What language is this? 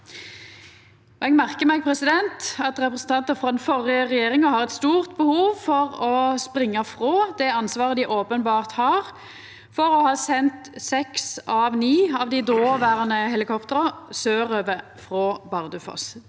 Norwegian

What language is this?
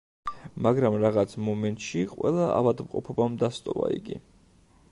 Georgian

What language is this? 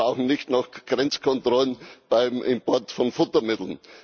German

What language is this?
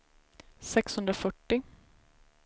Swedish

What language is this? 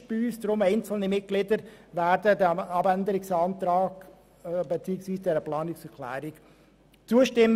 Swiss German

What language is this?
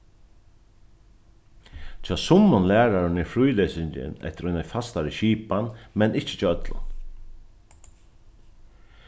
Faroese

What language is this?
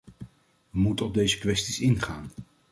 Dutch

